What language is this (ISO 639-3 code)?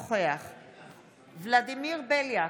heb